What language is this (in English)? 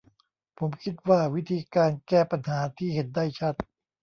Thai